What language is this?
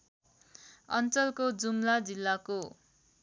Nepali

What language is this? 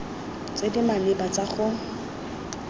Tswana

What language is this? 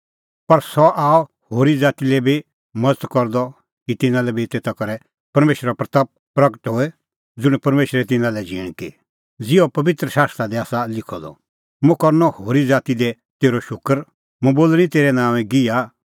Kullu Pahari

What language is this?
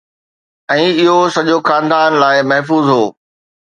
Sindhi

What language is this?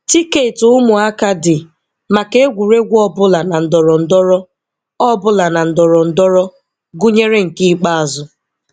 Igbo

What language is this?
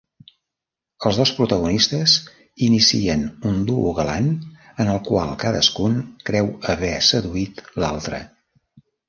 Catalan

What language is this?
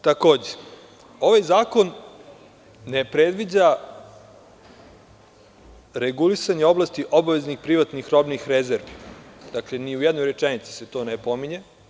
Serbian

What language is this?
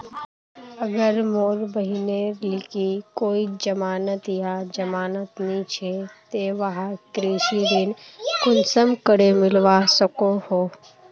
Magahi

